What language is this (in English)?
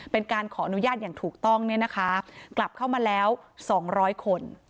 Thai